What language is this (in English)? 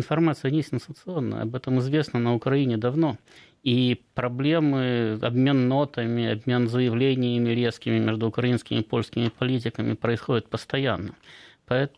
Russian